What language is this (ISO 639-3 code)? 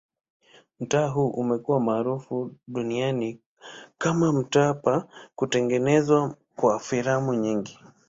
swa